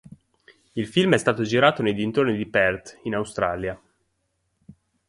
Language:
Italian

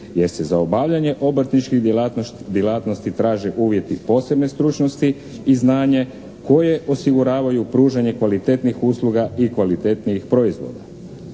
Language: Croatian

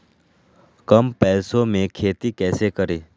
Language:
Magahi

